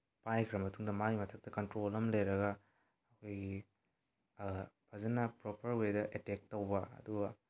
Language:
Manipuri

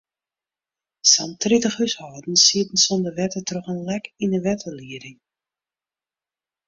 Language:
Western Frisian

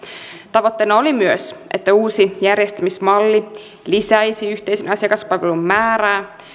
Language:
Finnish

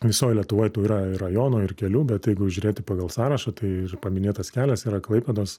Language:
Lithuanian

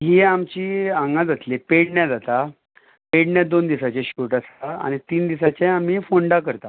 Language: Konkani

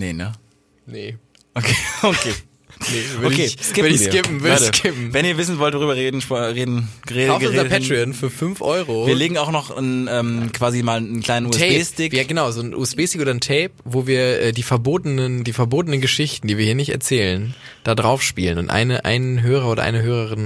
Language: German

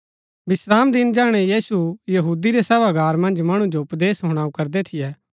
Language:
Gaddi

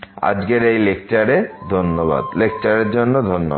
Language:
Bangla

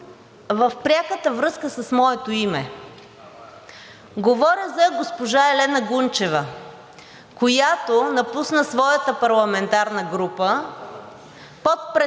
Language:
Bulgarian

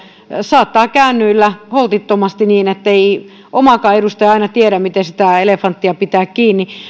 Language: Finnish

